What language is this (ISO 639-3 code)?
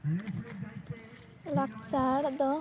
sat